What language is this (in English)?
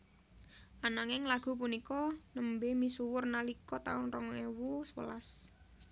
Javanese